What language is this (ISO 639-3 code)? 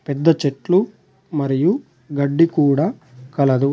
tel